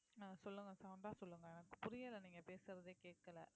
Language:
Tamil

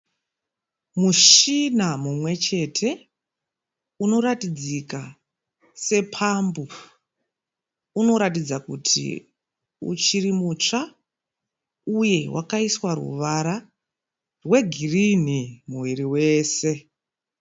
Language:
Shona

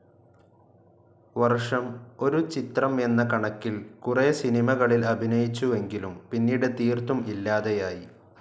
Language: Malayalam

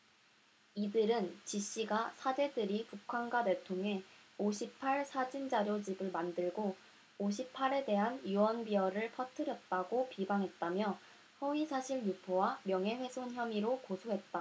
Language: Korean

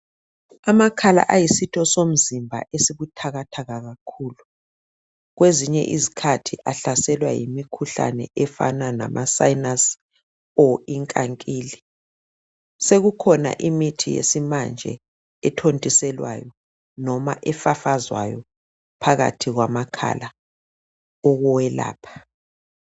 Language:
North Ndebele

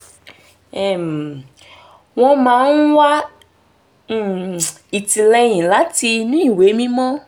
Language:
Yoruba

